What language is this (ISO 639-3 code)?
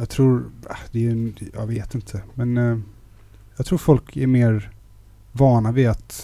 swe